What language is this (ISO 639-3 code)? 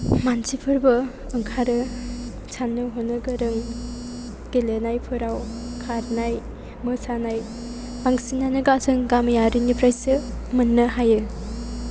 brx